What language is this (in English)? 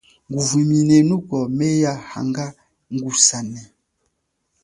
Chokwe